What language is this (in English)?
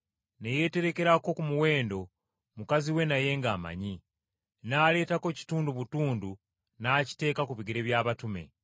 Ganda